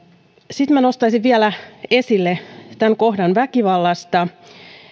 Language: Finnish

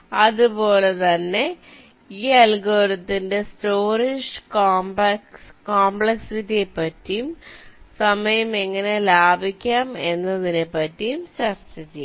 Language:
Malayalam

